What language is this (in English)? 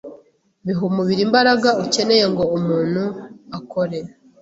Kinyarwanda